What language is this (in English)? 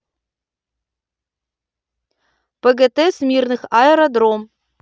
Russian